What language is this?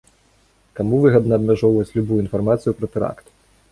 Belarusian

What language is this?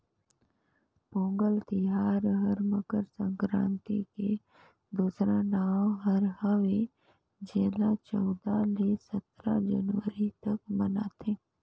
Chhattisgarhi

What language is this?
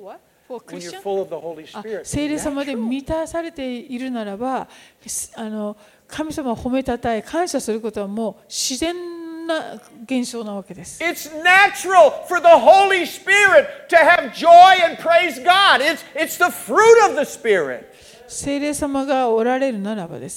Japanese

